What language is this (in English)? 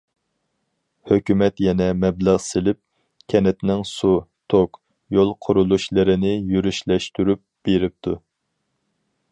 Uyghur